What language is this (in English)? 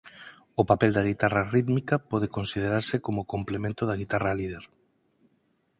Galician